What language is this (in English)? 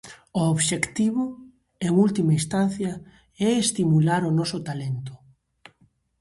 Galician